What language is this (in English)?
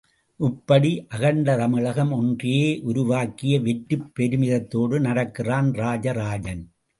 Tamil